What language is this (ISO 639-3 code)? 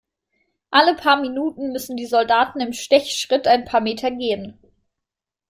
deu